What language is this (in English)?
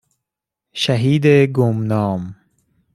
Persian